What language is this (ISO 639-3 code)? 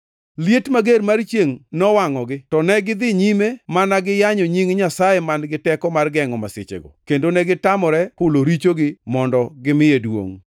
luo